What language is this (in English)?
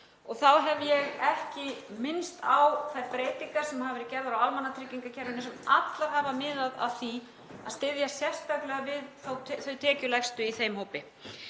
Icelandic